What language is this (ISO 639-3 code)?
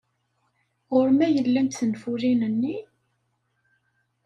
kab